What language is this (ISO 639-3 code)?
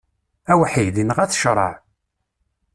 kab